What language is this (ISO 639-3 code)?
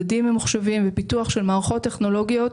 heb